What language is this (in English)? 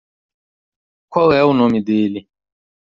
Portuguese